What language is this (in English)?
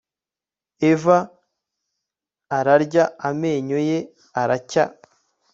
Kinyarwanda